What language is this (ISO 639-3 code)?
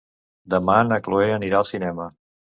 cat